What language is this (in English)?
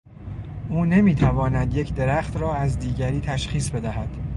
Persian